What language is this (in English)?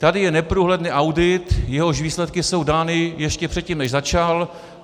Czech